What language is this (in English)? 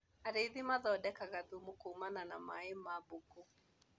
Kikuyu